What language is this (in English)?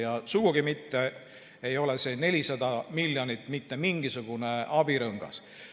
Estonian